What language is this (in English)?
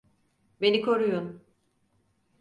Turkish